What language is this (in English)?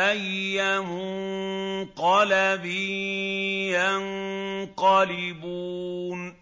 Arabic